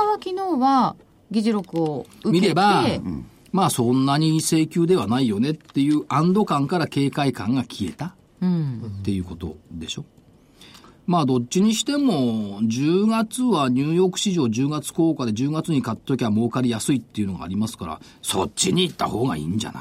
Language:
Japanese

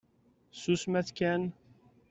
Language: Kabyle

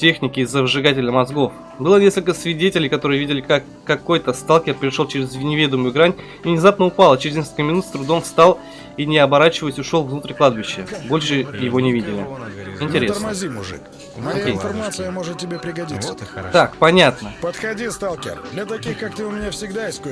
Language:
Russian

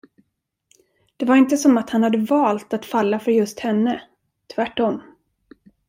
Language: Swedish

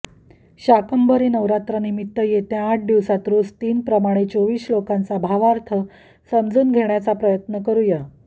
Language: Marathi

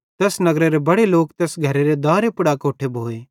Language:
Bhadrawahi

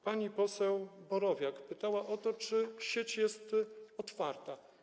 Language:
Polish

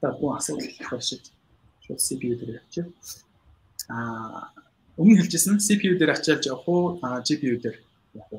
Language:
Polish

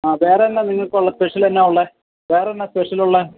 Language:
Malayalam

